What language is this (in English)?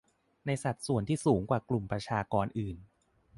Thai